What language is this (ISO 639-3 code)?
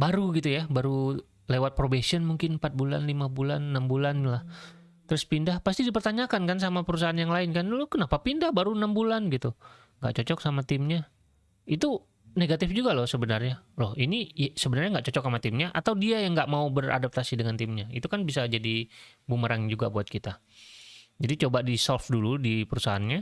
ind